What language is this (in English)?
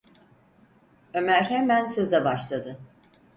Turkish